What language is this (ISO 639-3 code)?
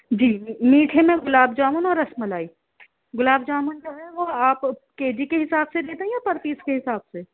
urd